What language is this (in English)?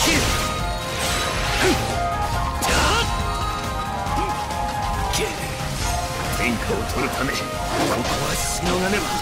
Japanese